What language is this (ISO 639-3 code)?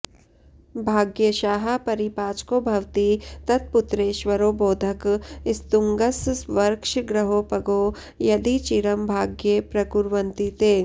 san